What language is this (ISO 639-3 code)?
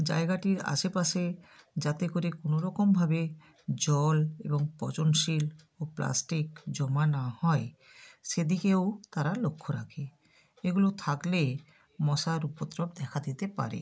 ben